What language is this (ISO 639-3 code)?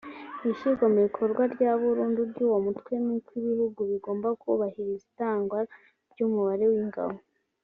kin